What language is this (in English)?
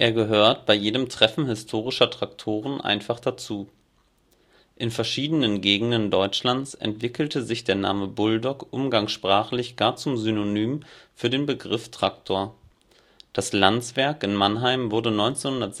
German